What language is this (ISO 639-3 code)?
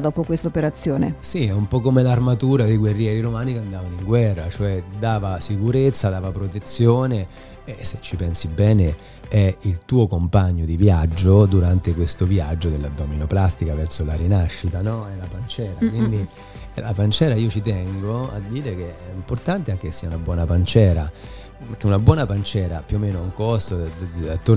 ita